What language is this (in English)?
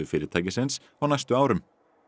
Icelandic